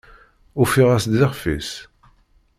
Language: Kabyle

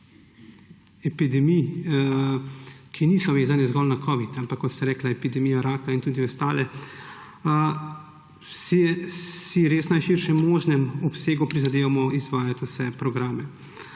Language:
Slovenian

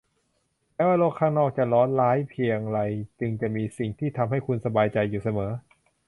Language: Thai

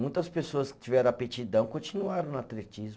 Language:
Portuguese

